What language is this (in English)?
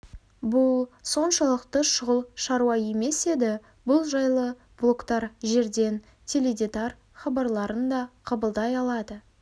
Kazakh